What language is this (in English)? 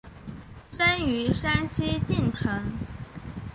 Chinese